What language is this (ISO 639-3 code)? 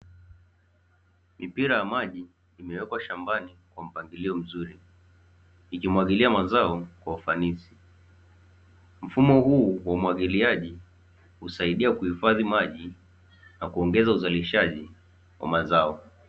swa